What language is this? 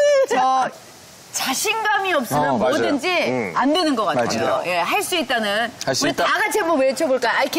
Korean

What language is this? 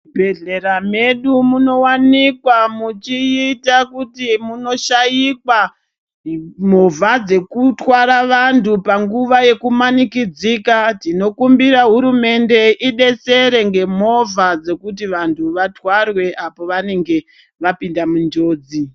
Ndau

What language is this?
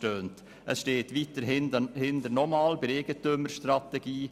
Swiss German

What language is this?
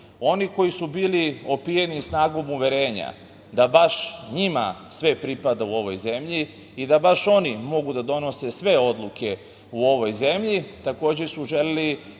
Serbian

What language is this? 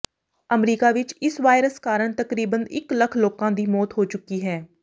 Punjabi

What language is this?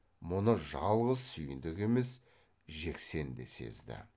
Kazakh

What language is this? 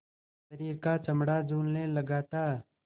Hindi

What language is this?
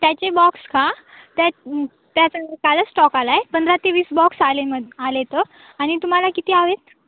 Marathi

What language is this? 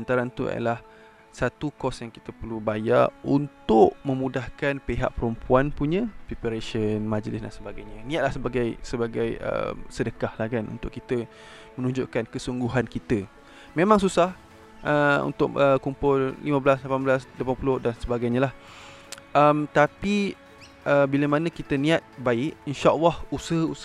Malay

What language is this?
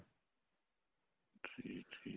Punjabi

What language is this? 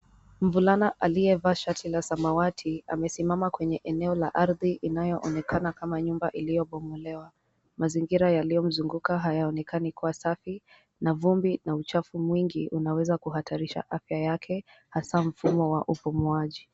Swahili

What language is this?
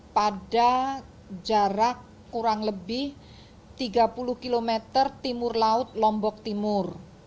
Indonesian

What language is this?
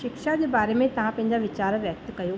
Sindhi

